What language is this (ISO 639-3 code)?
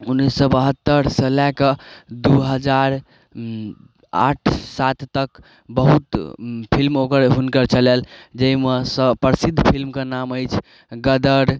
mai